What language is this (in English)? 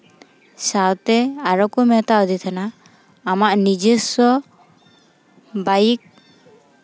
Santali